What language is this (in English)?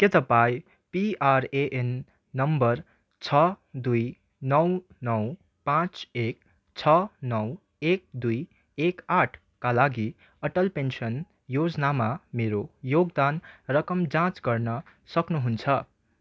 Nepali